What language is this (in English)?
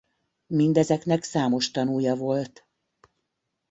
Hungarian